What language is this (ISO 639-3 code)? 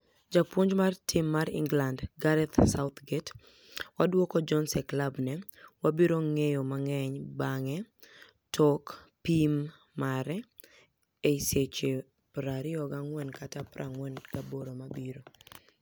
luo